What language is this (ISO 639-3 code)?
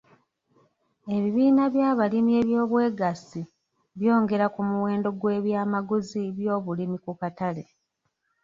lug